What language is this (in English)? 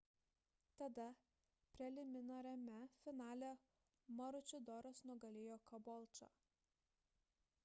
Lithuanian